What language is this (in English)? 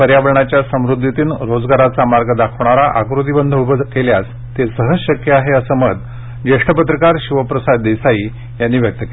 Marathi